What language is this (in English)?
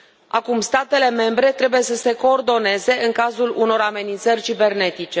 Romanian